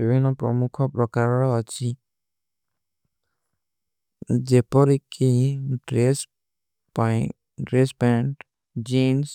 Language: Kui (India)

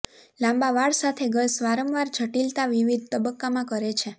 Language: Gujarati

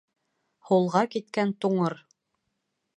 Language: Bashkir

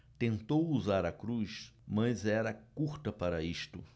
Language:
Portuguese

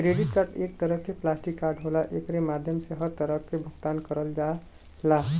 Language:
Bhojpuri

